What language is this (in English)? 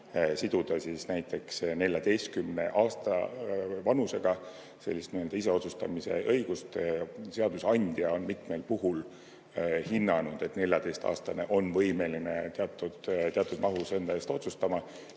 Estonian